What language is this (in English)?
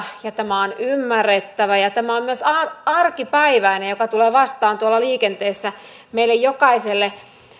Finnish